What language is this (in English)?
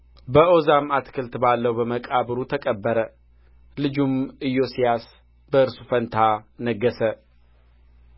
Amharic